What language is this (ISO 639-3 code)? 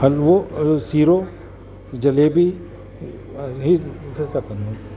snd